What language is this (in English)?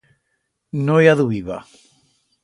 Aragonese